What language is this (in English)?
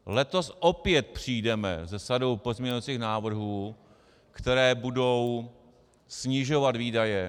Czech